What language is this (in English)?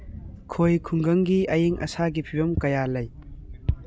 Manipuri